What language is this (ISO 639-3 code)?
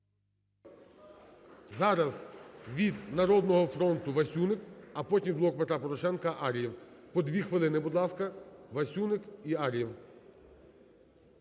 ukr